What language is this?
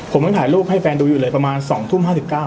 Thai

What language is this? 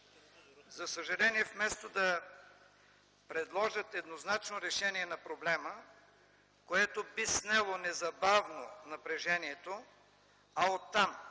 Bulgarian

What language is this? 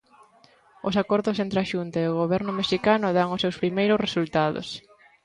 Galician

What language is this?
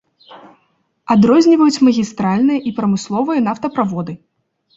Belarusian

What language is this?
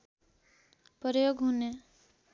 Nepali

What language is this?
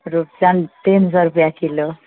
Maithili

